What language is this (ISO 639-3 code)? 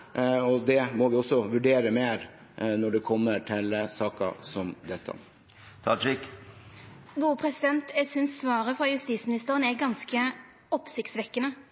nor